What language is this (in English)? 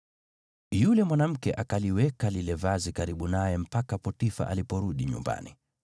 Swahili